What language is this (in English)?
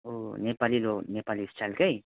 Nepali